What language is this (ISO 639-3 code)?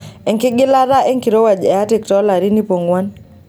mas